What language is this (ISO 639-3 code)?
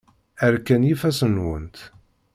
kab